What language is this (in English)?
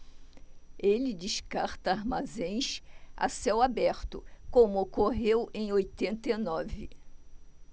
Portuguese